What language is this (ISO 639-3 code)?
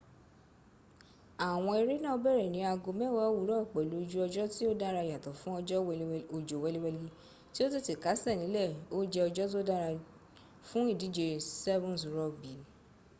yor